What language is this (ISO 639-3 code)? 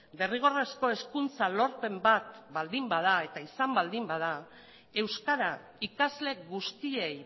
eus